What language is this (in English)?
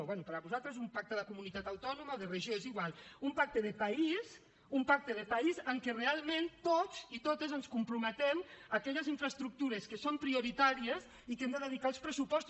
Catalan